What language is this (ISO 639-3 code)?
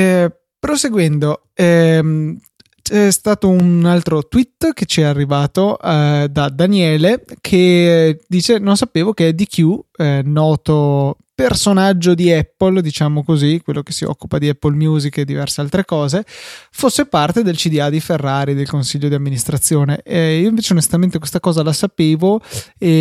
ita